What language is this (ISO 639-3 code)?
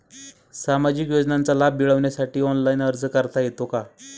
mar